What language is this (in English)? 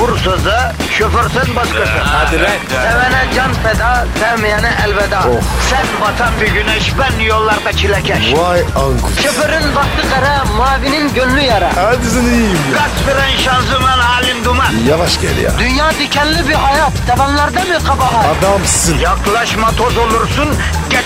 Turkish